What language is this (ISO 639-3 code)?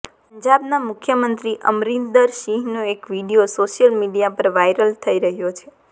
guj